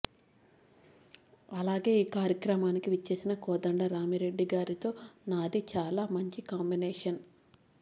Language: Telugu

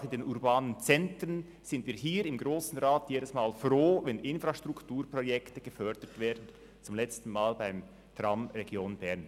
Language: Swiss German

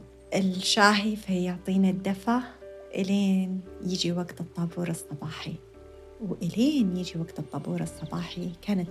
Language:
Arabic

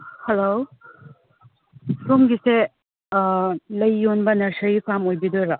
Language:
Manipuri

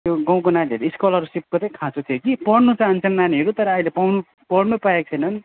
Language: Nepali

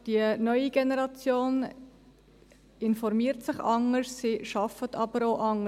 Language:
Swiss German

